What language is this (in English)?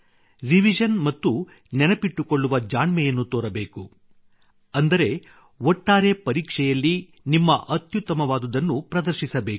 Kannada